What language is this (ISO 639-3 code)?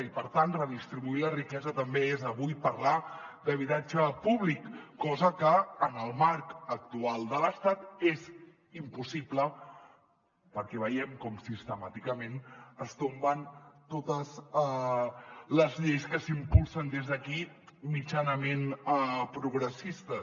cat